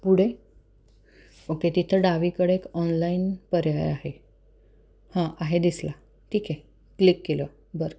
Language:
Marathi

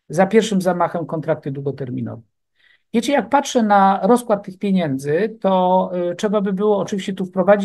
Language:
Polish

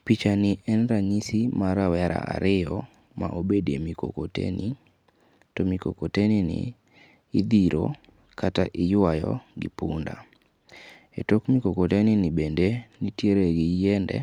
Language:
Luo (Kenya and Tanzania)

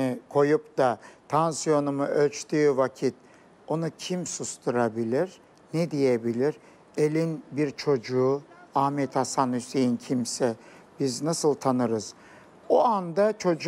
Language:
Turkish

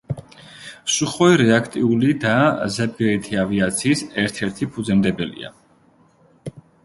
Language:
Georgian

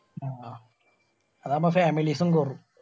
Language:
Malayalam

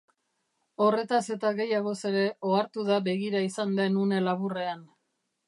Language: Basque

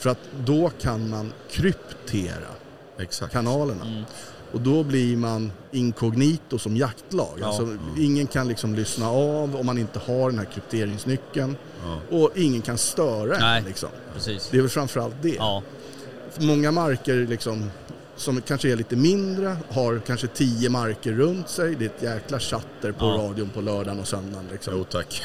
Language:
Swedish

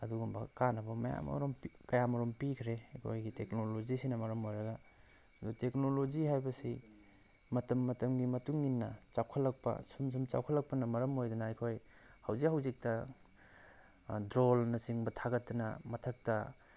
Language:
Manipuri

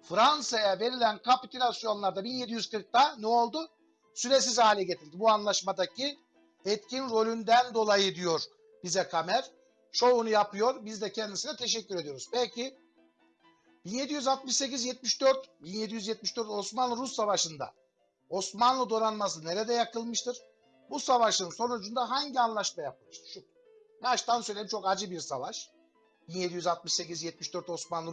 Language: Turkish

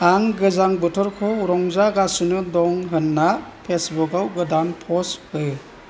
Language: Bodo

